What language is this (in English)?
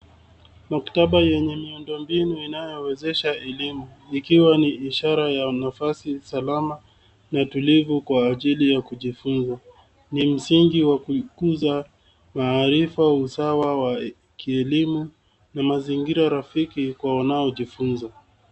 Swahili